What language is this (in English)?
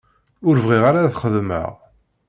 Kabyle